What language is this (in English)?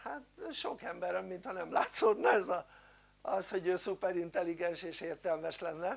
Hungarian